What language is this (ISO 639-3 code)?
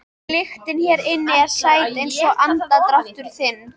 isl